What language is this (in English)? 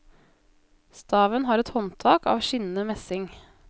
Norwegian